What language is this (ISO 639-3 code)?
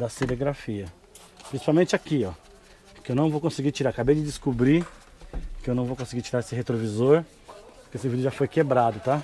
por